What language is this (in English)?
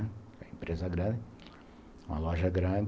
Portuguese